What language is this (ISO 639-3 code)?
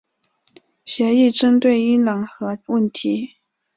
zho